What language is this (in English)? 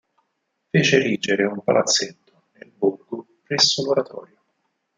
Italian